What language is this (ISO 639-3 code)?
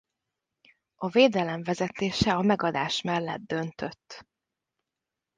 hun